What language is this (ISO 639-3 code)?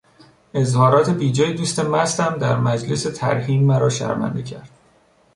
fas